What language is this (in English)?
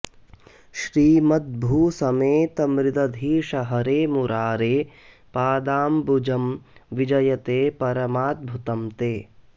Sanskrit